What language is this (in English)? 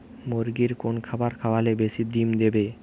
Bangla